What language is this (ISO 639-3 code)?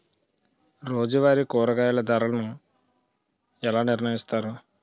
tel